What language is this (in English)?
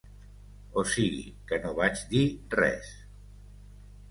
Catalan